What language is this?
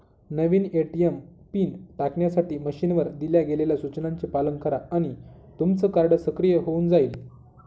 Marathi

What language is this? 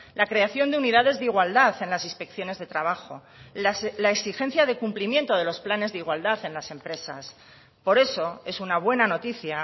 Spanish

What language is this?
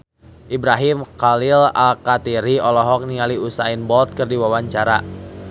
Sundanese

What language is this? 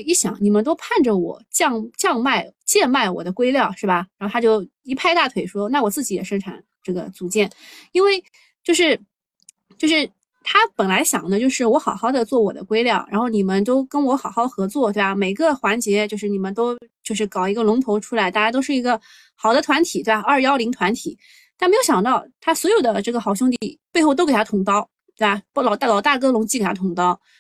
Chinese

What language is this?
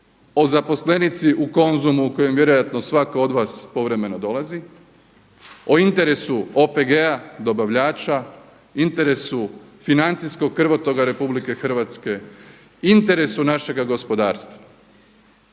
Croatian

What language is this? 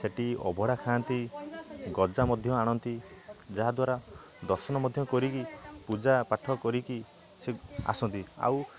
Odia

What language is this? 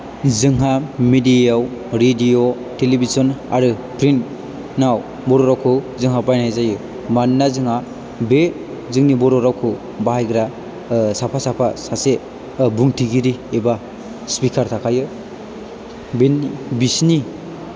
Bodo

